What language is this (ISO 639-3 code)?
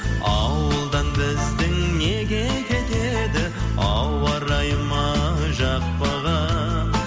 kaz